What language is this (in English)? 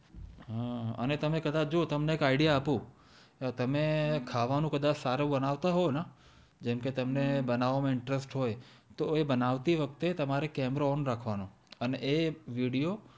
Gujarati